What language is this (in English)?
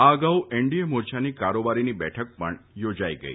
Gujarati